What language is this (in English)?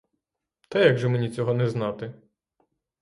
Ukrainian